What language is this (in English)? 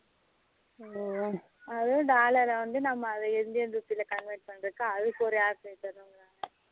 Tamil